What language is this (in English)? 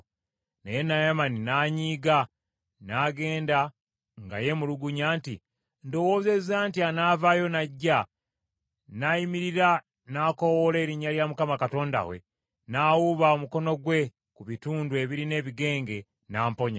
Ganda